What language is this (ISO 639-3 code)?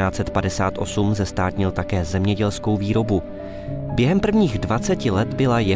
ces